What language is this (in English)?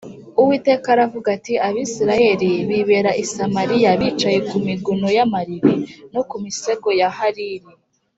Kinyarwanda